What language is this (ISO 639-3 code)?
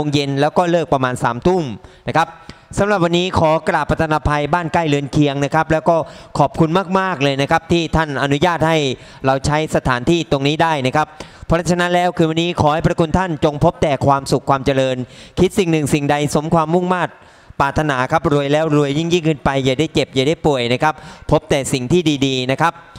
tha